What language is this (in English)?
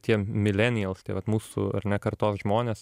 Lithuanian